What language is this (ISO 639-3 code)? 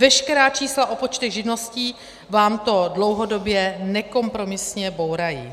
ces